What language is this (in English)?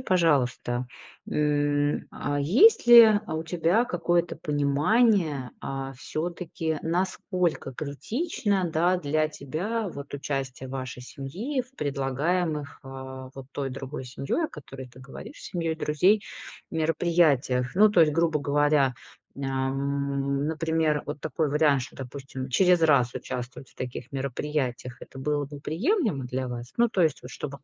Russian